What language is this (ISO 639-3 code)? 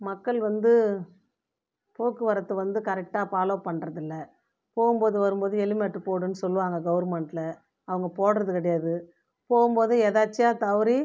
tam